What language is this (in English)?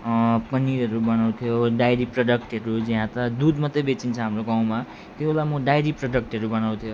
Nepali